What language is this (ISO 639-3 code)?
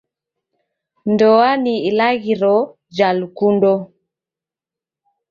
dav